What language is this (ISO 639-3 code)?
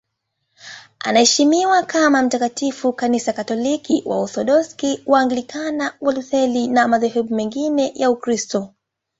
swa